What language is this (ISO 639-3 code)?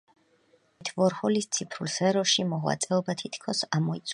kat